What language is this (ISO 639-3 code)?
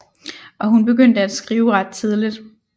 dan